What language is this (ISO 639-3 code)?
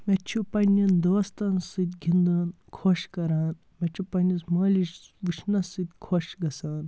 kas